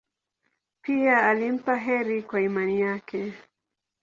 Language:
Swahili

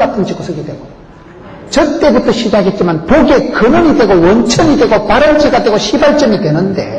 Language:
Korean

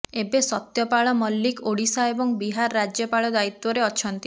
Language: Odia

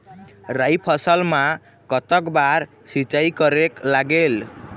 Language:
Chhattisgarhi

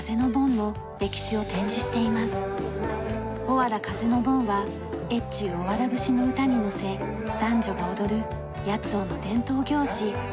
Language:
Japanese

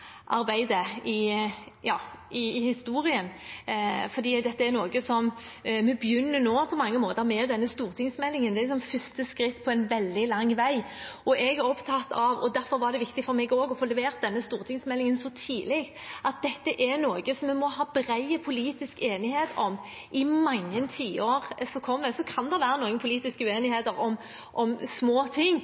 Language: Norwegian Bokmål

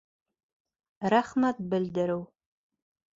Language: Bashkir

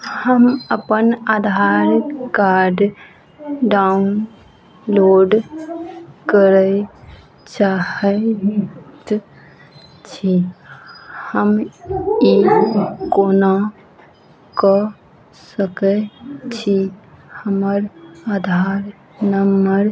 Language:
Maithili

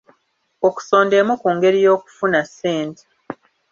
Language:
Ganda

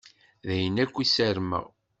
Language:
Kabyle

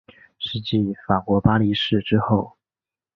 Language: Chinese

